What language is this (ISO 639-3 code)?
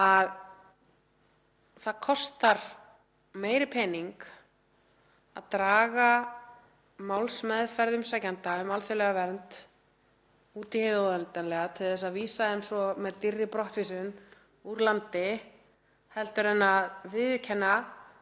isl